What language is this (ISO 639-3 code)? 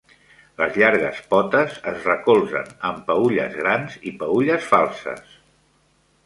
cat